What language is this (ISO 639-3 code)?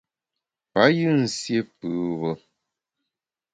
bax